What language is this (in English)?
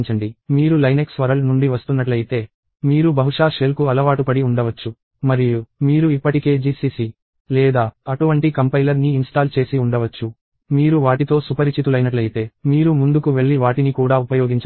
Telugu